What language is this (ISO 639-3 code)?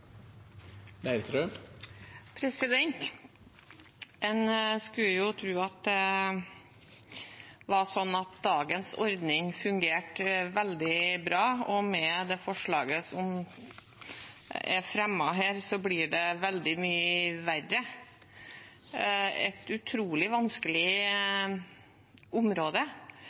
nor